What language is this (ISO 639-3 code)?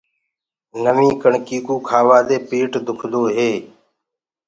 ggg